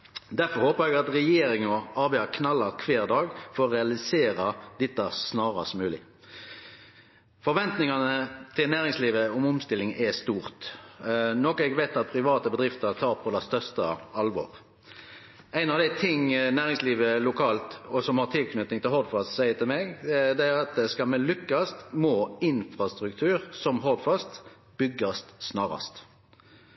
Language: Norwegian Nynorsk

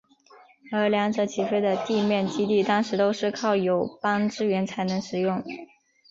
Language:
Chinese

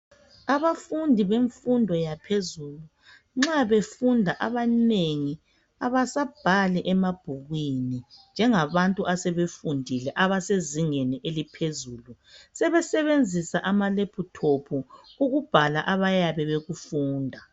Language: North Ndebele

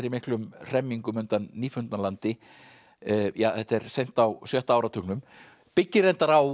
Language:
Icelandic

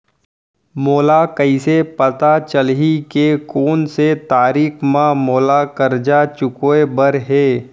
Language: Chhattisgarhi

